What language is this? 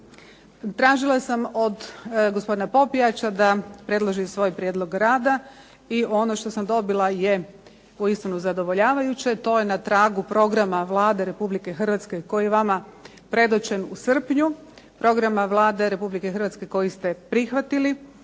Croatian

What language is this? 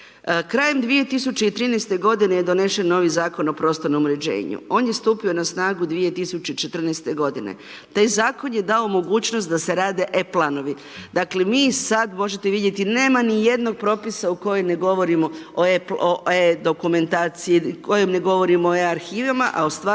Croatian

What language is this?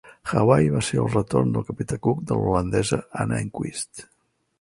Catalan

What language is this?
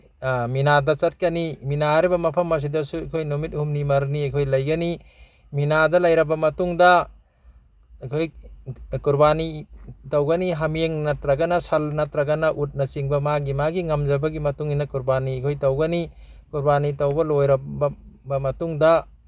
Manipuri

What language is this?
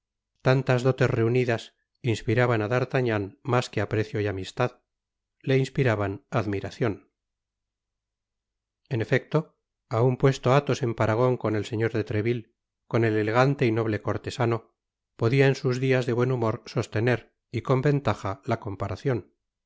Spanish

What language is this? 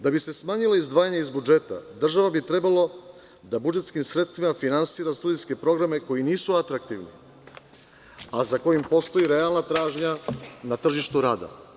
Serbian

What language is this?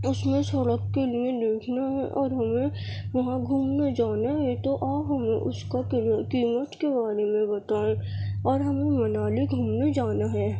Urdu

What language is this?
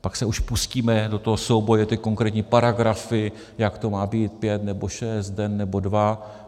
Czech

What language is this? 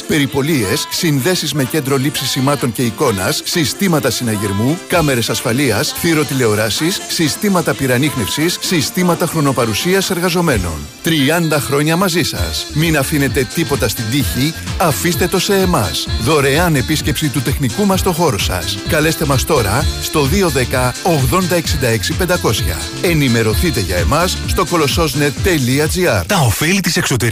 Greek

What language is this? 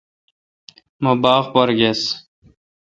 Kalkoti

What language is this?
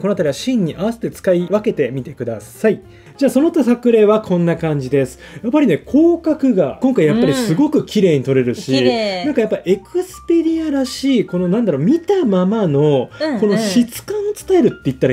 Japanese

